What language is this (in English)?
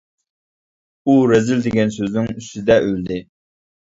Uyghur